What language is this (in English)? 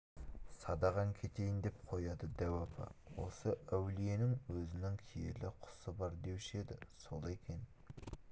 Kazakh